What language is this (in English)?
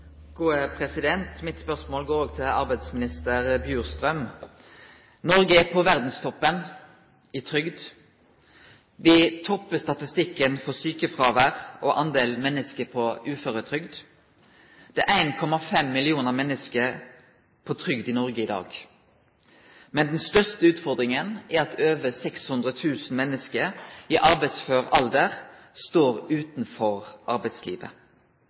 Norwegian Nynorsk